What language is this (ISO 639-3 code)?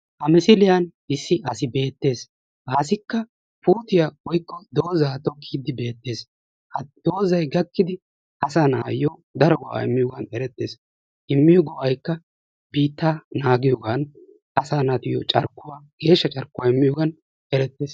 wal